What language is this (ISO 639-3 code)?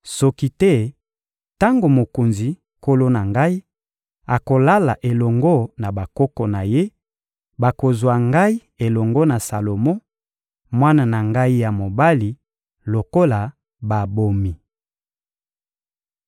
lin